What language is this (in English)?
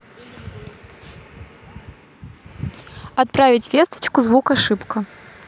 Russian